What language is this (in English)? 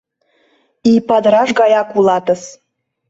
Mari